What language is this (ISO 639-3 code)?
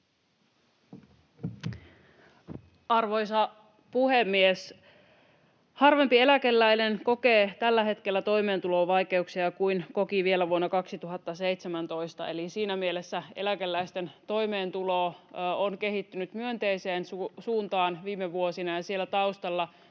fin